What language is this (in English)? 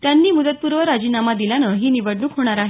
Marathi